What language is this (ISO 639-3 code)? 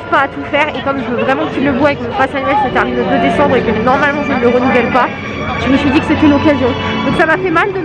fra